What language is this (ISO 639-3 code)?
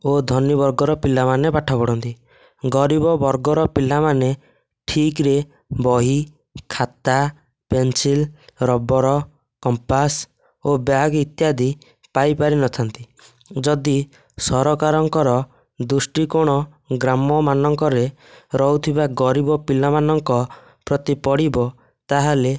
ori